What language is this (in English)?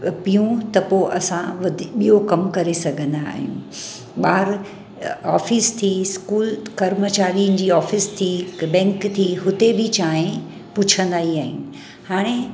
Sindhi